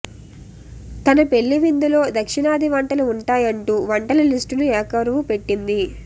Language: Telugu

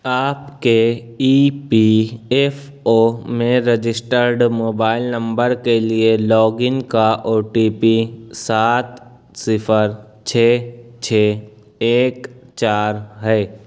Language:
Urdu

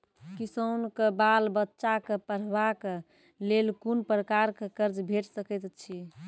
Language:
Maithili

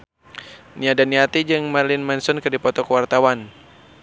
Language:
Sundanese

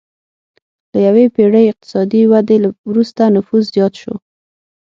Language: Pashto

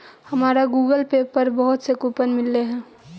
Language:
Magahi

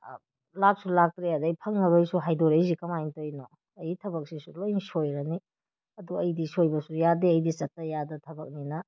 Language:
Manipuri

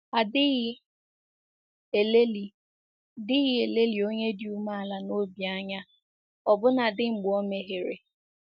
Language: Igbo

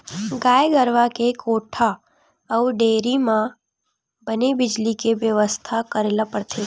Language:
Chhattisgarhi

